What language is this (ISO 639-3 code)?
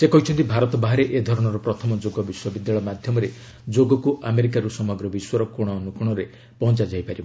ori